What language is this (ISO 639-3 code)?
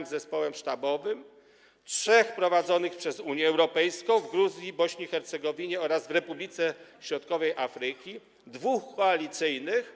pol